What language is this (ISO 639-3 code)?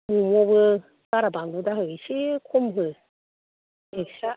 brx